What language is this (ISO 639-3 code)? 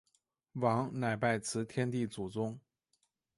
zho